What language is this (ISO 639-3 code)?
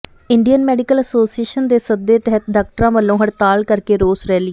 pan